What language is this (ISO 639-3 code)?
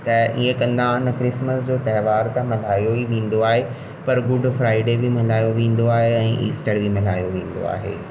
snd